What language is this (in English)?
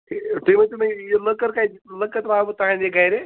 Kashmiri